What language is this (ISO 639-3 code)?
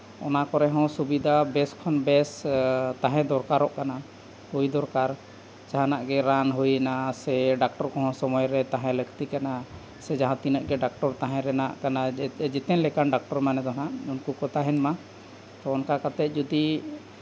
sat